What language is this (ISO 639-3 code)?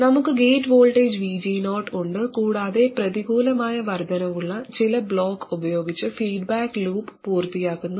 mal